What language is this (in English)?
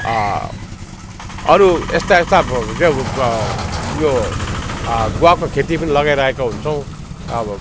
Nepali